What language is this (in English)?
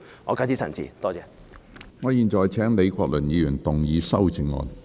Cantonese